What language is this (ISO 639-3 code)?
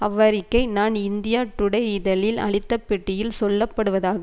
tam